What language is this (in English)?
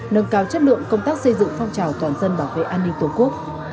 Vietnamese